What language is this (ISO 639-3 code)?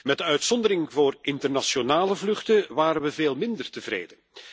nld